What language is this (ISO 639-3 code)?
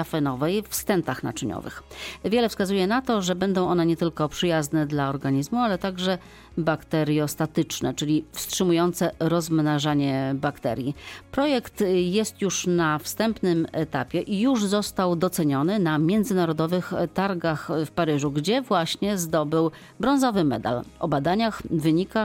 pol